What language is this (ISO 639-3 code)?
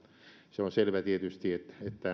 fin